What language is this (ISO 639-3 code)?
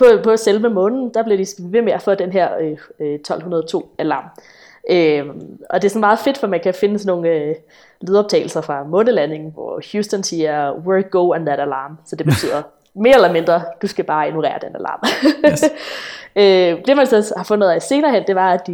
dan